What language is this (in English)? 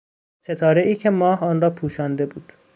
Persian